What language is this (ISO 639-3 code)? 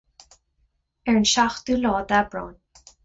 gle